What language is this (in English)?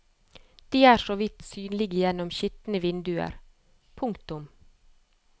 Norwegian